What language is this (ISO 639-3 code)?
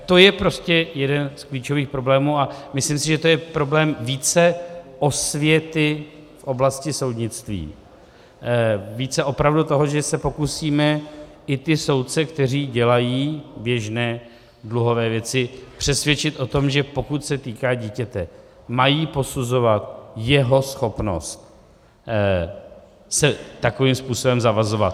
ces